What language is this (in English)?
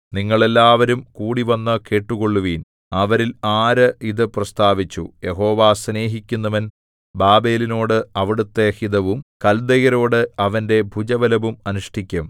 Malayalam